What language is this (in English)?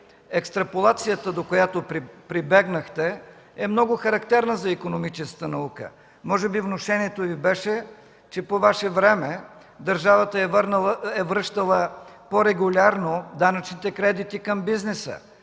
Bulgarian